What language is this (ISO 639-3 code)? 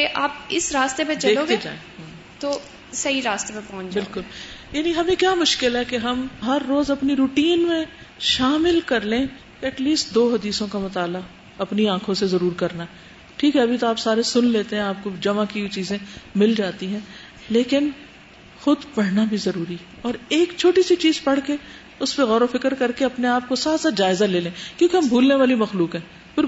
urd